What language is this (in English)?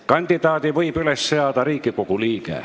Estonian